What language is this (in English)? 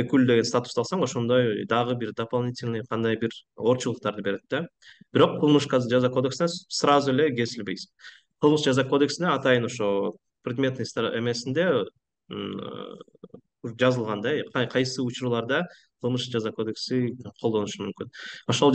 Turkish